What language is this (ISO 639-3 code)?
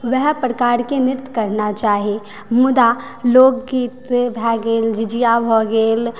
mai